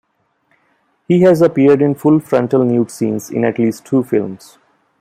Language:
English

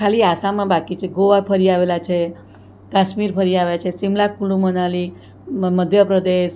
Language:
Gujarati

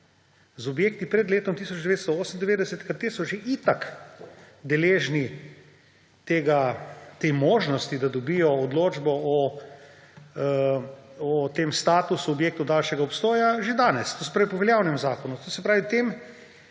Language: Slovenian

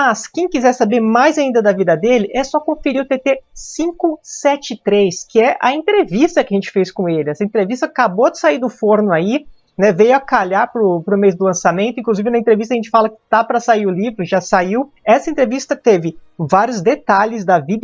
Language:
Portuguese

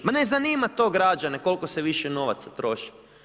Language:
Croatian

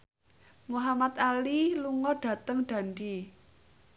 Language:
Javanese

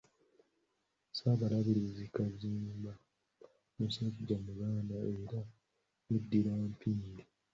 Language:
Ganda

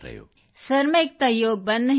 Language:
Punjabi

